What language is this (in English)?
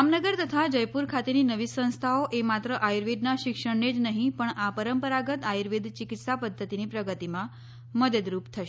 Gujarati